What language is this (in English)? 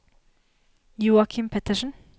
Norwegian